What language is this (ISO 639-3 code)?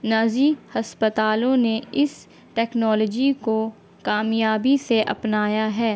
urd